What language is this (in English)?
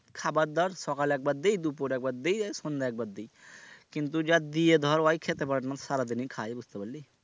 Bangla